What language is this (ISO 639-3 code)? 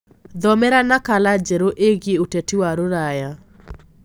kik